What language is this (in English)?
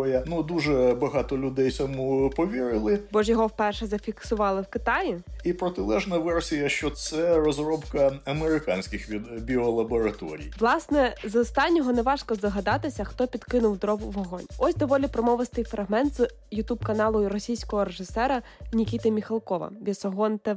Ukrainian